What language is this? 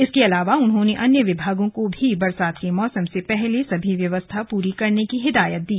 Hindi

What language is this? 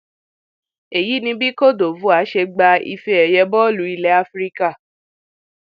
Yoruba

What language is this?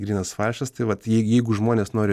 Lithuanian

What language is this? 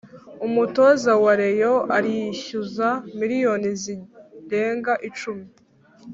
Kinyarwanda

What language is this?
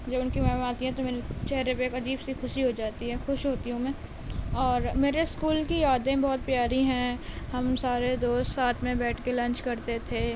Urdu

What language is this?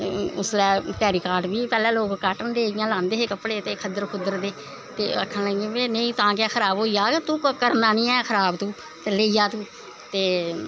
Dogri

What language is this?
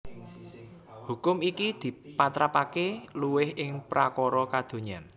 Javanese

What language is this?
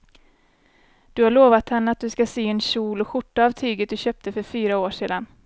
Swedish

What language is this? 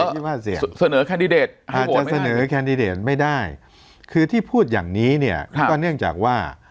Thai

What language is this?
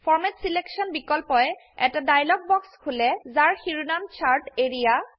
Assamese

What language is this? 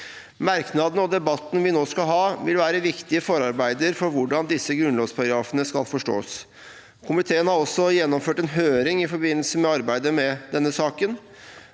Norwegian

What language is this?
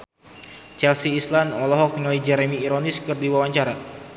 Sundanese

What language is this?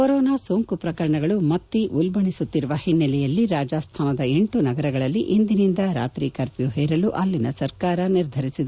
Kannada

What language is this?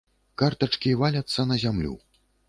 Belarusian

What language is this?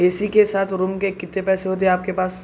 Urdu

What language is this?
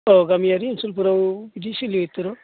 Bodo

